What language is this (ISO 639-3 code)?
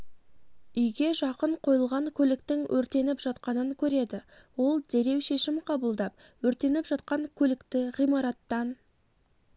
kaz